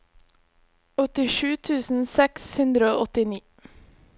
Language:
Norwegian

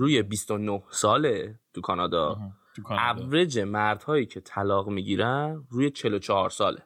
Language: Persian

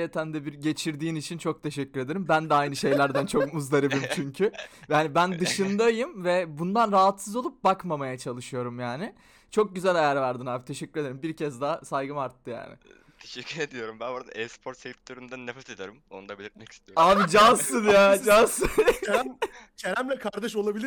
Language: Turkish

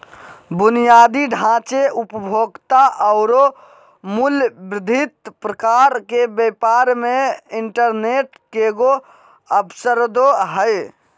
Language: Magahi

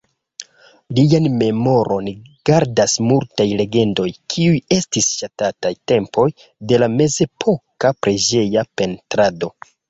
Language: Esperanto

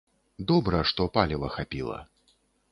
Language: Belarusian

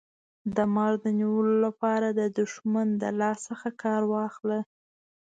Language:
Pashto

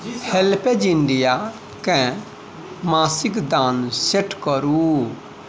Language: Maithili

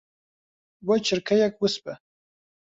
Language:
Central Kurdish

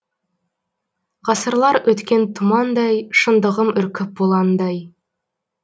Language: Kazakh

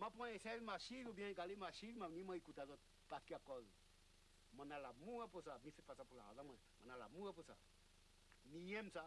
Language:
French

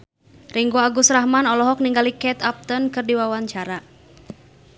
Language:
Sundanese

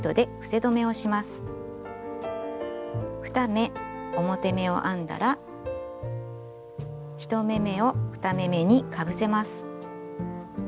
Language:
Japanese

